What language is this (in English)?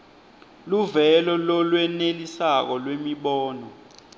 Swati